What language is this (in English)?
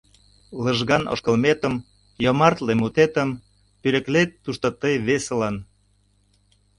Mari